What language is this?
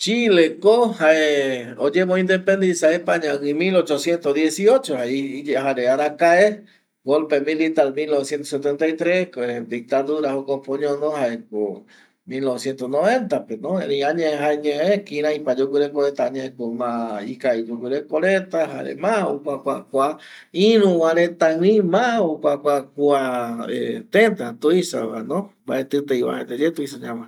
Eastern Bolivian Guaraní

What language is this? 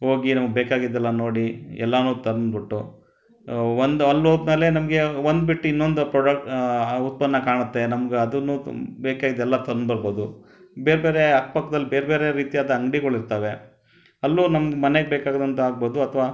Kannada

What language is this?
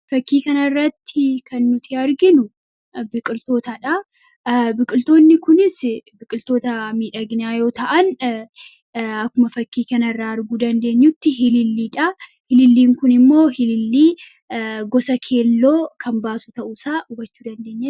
Oromo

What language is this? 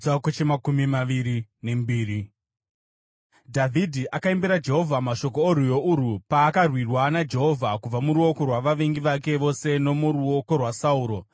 Shona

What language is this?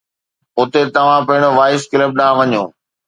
Sindhi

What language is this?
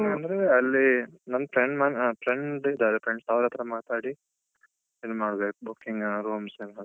Kannada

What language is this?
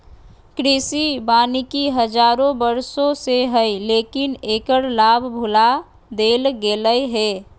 Magahi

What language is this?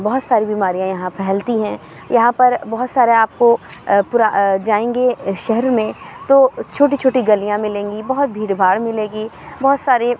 Urdu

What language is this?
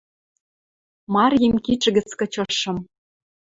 Western Mari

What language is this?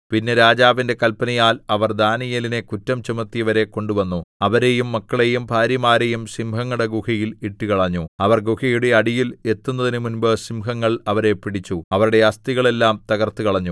Malayalam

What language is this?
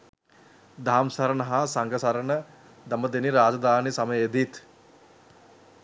Sinhala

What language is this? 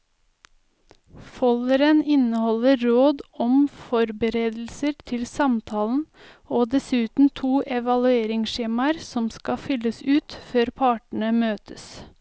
Norwegian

